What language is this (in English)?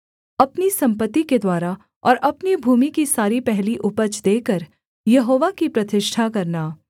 Hindi